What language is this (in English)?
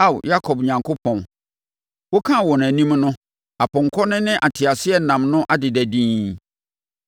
Akan